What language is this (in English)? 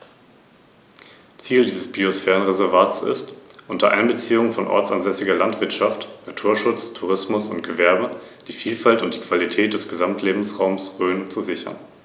German